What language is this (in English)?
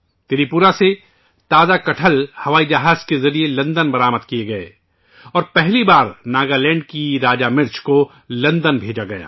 Urdu